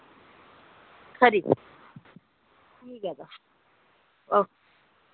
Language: Dogri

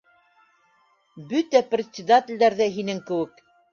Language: Bashkir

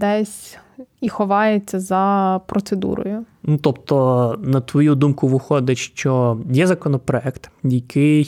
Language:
Ukrainian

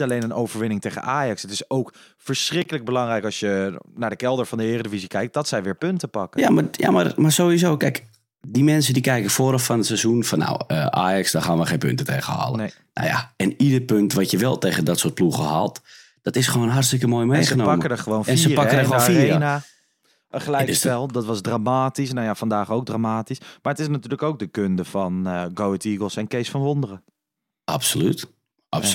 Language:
Dutch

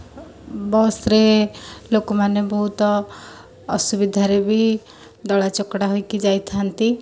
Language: Odia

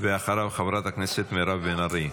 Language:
Hebrew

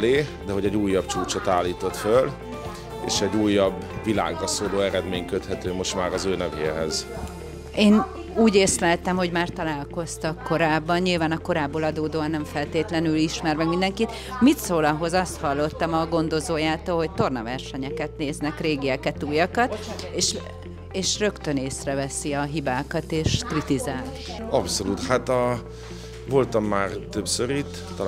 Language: Hungarian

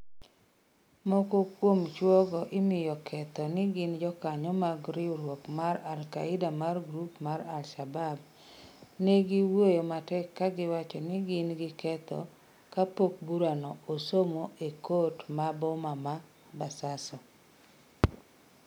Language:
Luo (Kenya and Tanzania)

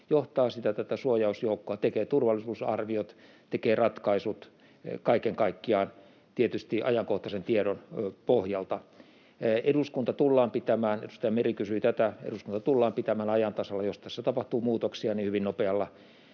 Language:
Finnish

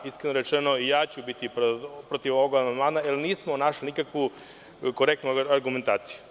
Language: Serbian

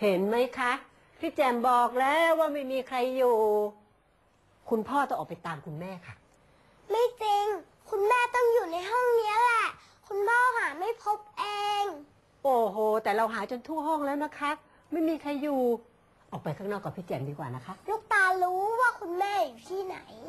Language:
Thai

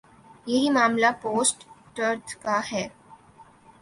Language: Urdu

